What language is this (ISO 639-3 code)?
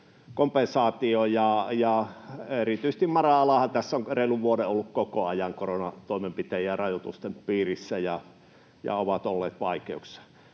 fin